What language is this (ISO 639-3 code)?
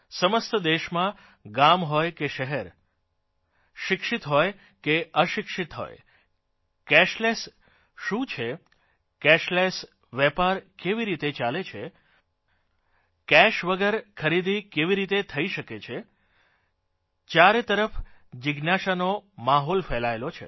guj